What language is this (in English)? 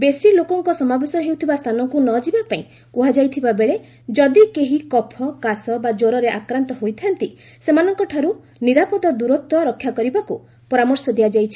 Odia